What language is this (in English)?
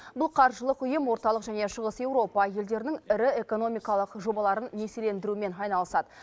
Kazakh